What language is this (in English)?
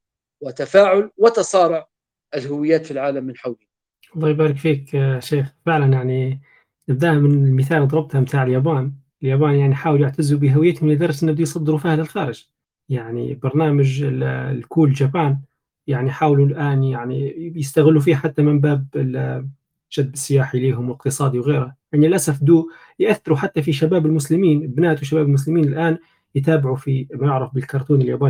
Arabic